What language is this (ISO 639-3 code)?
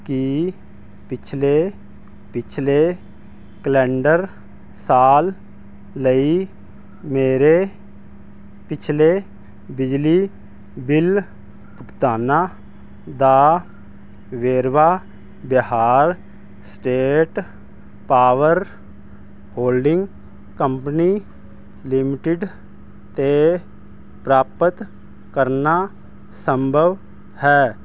pan